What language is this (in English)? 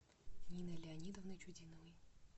Russian